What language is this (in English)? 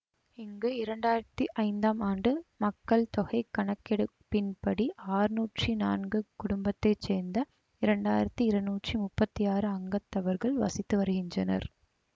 Tamil